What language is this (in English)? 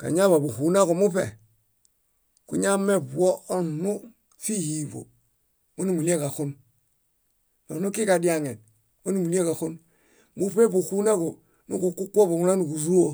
Bayot